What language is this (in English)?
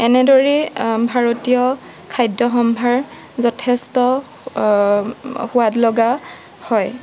Assamese